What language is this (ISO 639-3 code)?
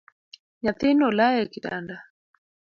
luo